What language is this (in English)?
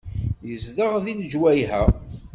Kabyle